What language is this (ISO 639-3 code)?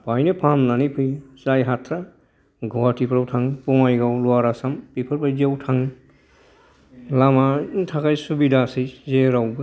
brx